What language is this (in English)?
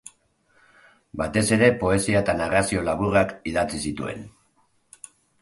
Basque